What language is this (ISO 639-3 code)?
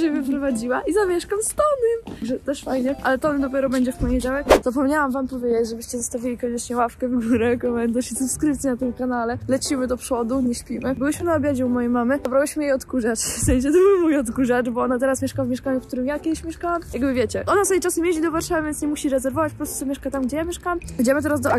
pol